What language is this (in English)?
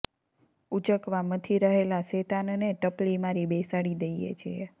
Gujarati